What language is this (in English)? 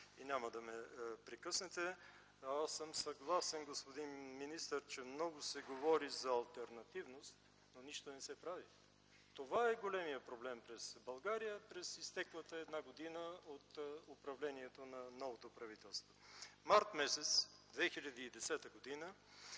Bulgarian